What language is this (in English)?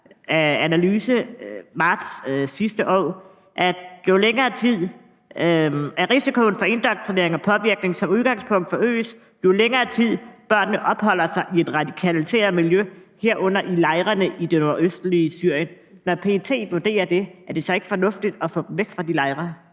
Danish